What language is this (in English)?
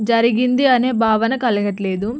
Telugu